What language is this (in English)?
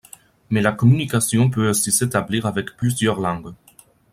French